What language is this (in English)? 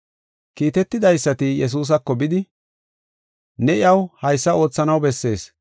Gofa